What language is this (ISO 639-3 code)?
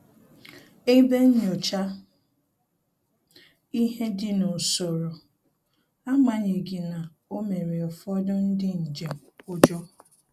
ibo